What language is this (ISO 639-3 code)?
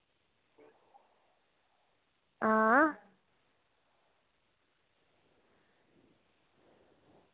doi